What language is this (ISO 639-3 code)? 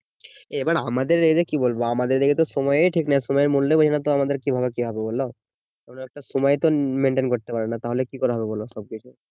ben